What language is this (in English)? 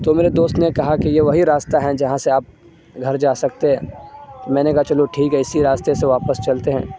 Urdu